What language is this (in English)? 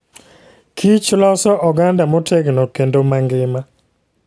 Luo (Kenya and Tanzania)